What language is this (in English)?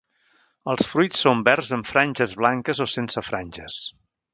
Catalan